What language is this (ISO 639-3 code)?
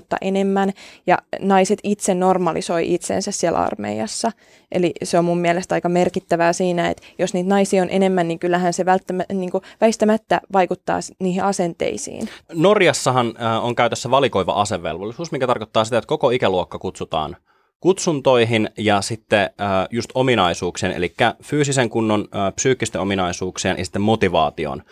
fin